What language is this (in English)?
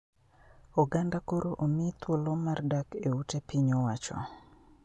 Luo (Kenya and Tanzania)